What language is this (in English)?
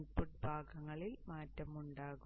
Malayalam